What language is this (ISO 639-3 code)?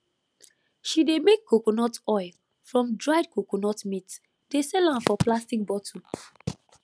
pcm